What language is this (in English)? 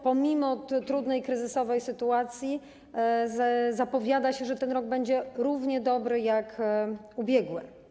Polish